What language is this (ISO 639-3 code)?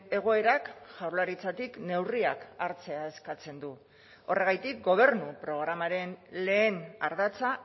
eus